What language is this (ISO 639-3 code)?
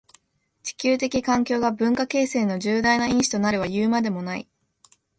jpn